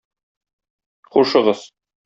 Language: Tatar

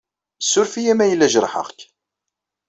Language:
Kabyle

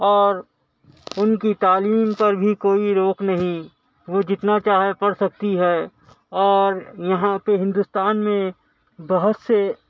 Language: Urdu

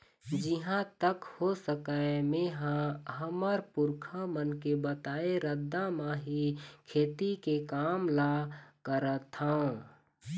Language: Chhattisgarhi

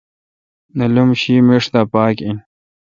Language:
Kalkoti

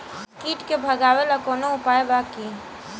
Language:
Bhojpuri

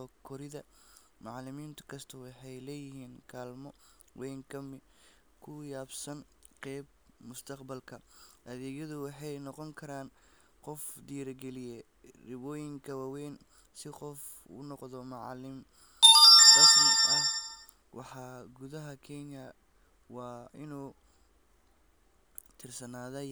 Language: Somali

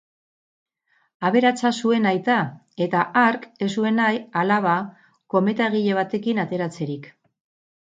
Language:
Basque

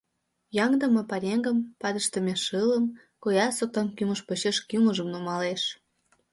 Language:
Mari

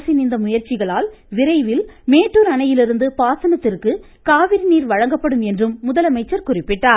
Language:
Tamil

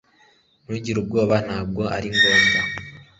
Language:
Kinyarwanda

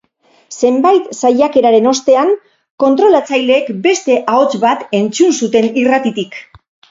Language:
Basque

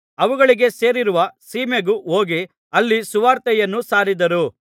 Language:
Kannada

